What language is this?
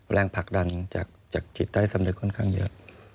Thai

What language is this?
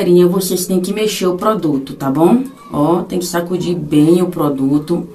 Portuguese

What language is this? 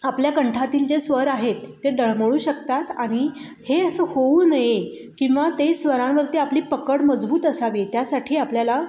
Marathi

